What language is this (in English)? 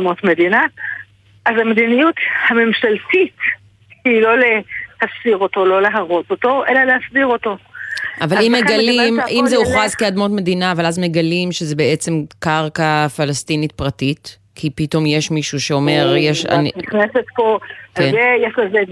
Hebrew